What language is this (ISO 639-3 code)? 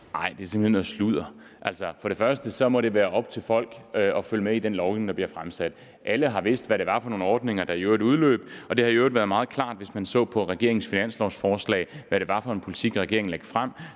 dan